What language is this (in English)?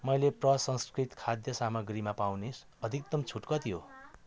Nepali